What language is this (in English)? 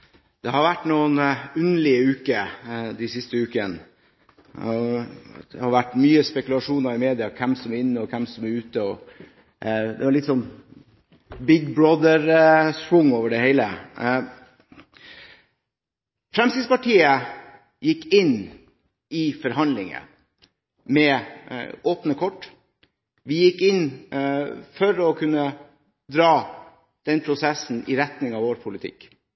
Norwegian Bokmål